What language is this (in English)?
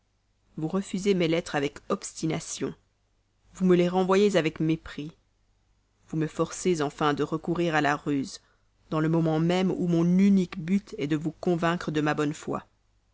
French